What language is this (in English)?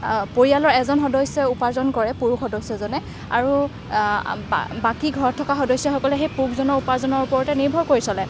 Assamese